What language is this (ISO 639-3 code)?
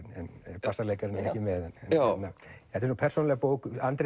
isl